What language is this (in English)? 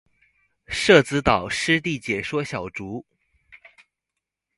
Chinese